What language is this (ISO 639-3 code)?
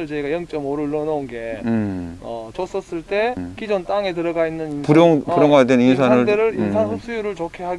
kor